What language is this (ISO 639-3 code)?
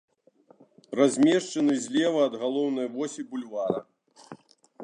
bel